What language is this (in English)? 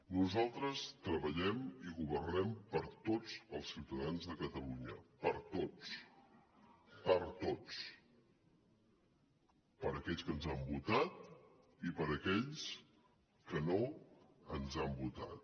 Catalan